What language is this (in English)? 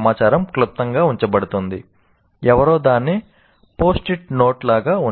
Telugu